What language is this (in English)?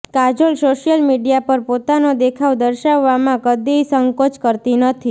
Gujarati